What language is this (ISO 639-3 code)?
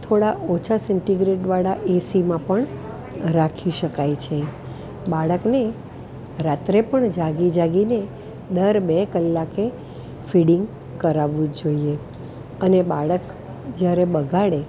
guj